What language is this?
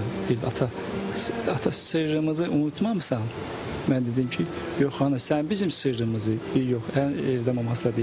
Turkish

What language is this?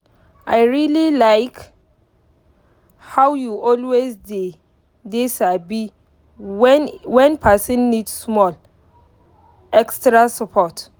Nigerian Pidgin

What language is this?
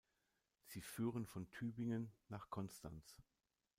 German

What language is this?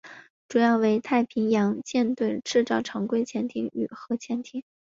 Chinese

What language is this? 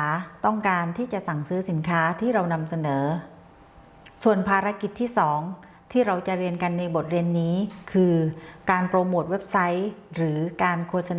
Thai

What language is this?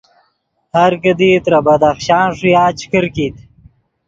Yidgha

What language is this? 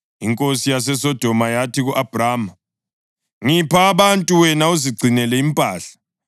North Ndebele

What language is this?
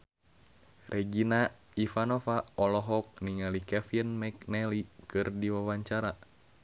Sundanese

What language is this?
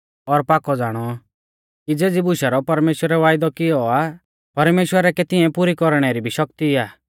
Mahasu Pahari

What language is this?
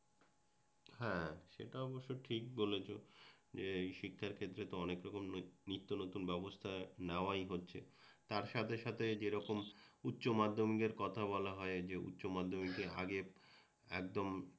Bangla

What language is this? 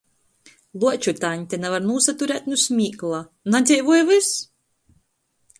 Latgalian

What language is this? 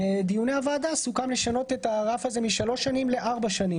Hebrew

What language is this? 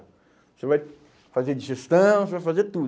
Portuguese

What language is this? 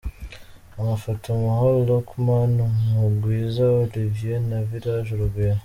Kinyarwanda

